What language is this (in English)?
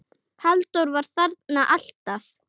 Icelandic